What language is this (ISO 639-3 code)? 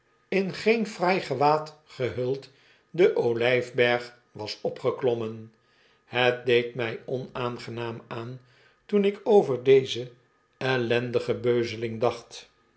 nld